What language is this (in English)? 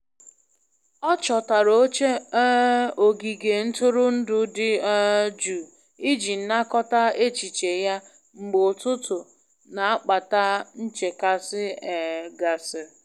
Igbo